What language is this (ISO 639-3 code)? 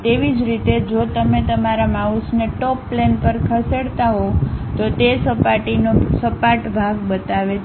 guj